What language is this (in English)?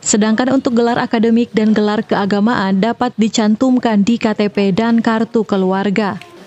Indonesian